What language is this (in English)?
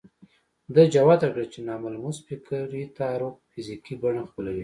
Pashto